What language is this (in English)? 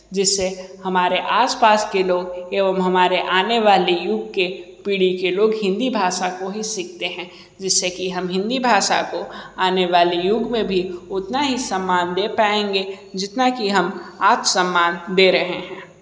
Hindi